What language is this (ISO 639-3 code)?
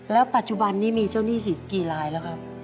tha